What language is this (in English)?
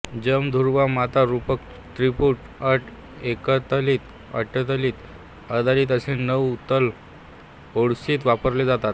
Marathi